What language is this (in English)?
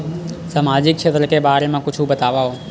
Chhattisgarhi